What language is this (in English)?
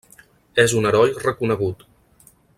Catalan